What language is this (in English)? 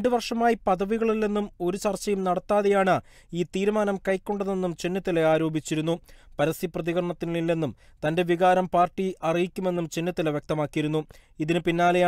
Arabic